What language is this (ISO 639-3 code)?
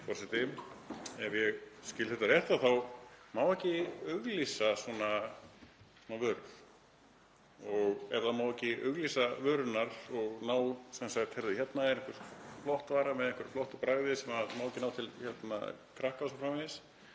isl